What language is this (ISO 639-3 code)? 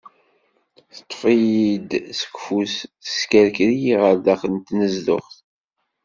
kab